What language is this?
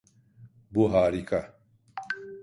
Turkish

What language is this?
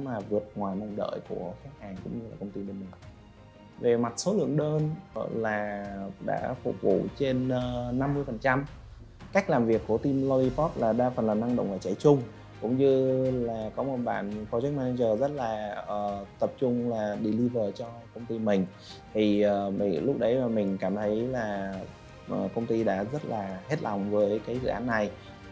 Vietnamese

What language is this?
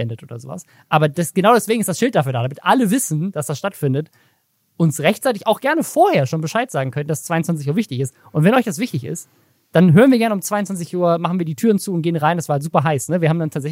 German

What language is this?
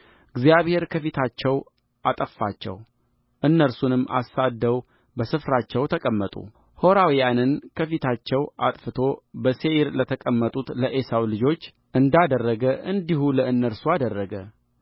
Amharic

